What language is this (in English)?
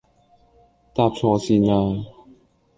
Cantonese